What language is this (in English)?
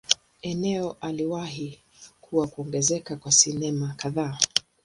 Swahili